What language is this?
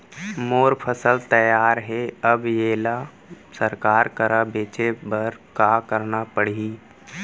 Chhattisgarhi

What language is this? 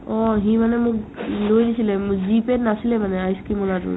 Assamese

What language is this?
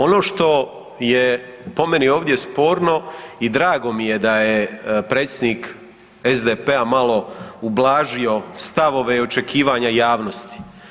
Croatian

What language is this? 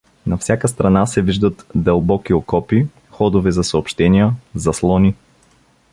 Bulgarian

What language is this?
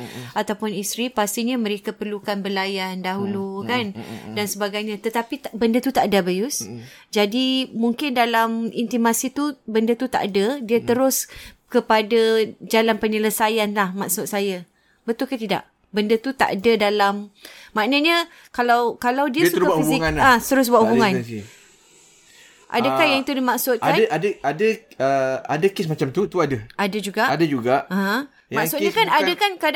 Malay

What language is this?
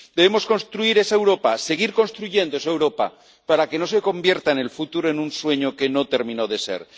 Spanish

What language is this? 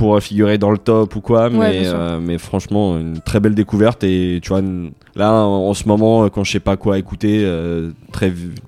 French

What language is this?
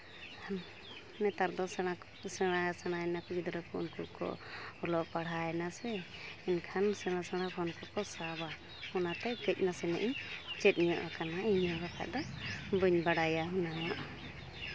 Santali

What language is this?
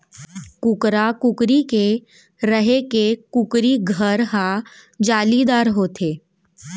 Chhattisgarhi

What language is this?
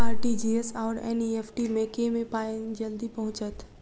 Maithili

